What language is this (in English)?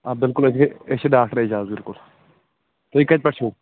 Kashmiri